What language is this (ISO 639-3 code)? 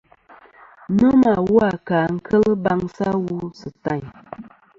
bkm